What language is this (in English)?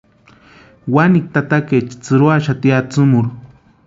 Western Highland Purepecha